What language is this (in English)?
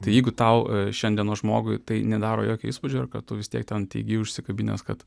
Lithuanian